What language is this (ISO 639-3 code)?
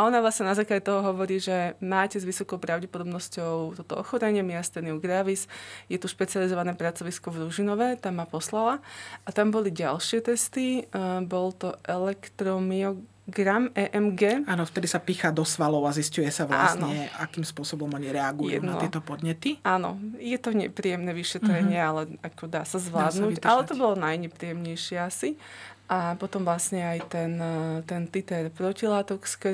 slk